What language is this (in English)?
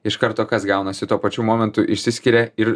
Lithuanian